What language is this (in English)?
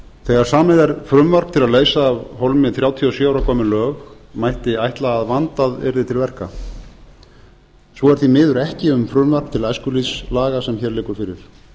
Icelandic